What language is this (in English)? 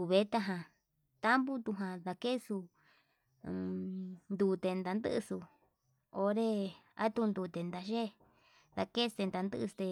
Yutanduchi Mixtec